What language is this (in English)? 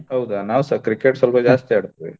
Kannada